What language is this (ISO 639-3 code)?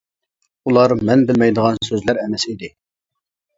uig